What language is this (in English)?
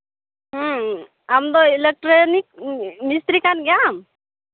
Santali